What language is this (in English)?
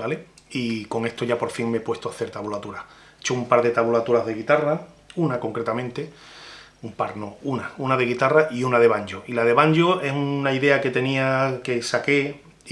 Spanish